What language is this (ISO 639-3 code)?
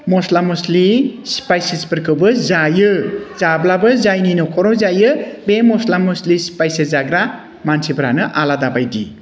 brx